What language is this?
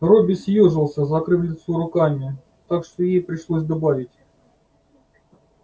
Russian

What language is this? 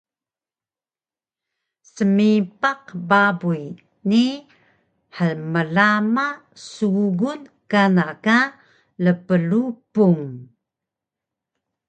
Taroko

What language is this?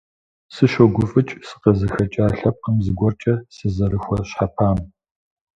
Kabardian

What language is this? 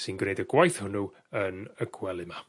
Welsh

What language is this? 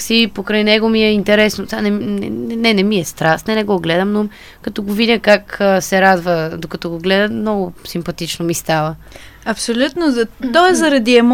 Bulgarian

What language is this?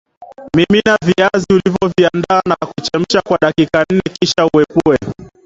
Swahili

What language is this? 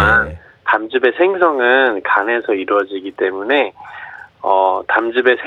Korean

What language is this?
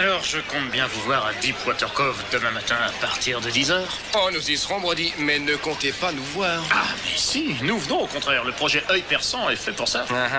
French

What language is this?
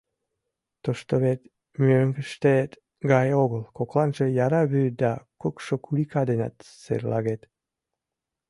Mari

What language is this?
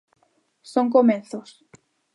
Galician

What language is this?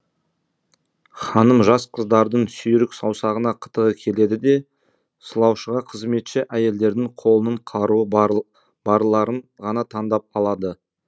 Kazakh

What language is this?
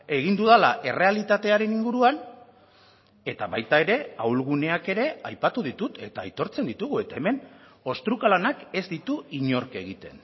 Basque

